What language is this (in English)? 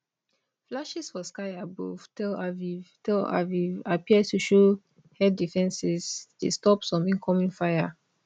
Nigerian Pidgin